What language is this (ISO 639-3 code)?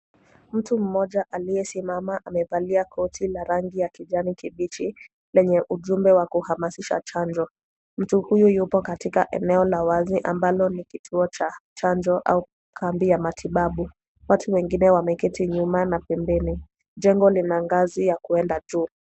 swa